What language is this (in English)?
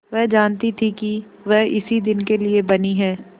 Hindi